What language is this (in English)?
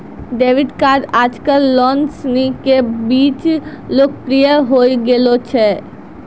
Maithili